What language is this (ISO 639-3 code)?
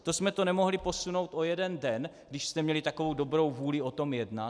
ces